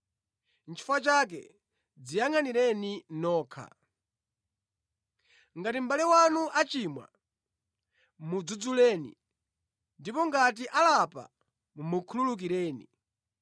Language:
Nyanja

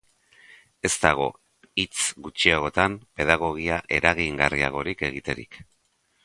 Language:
Basque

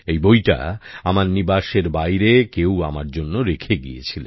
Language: Bangla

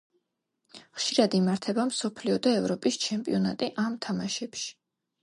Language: Georgian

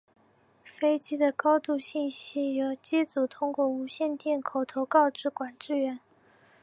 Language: Chinese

